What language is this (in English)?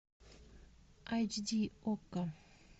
Russian